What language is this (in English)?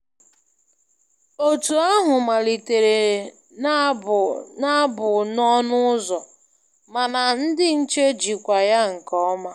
Igbo